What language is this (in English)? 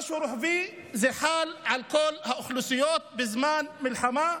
Hebrew